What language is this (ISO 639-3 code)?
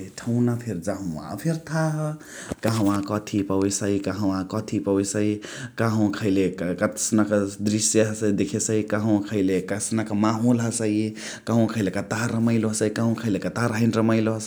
the